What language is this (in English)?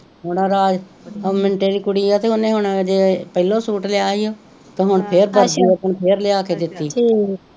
Punjabi